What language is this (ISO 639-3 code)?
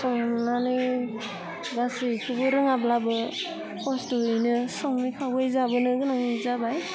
brx